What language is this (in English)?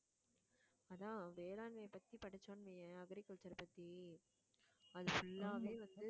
Tamil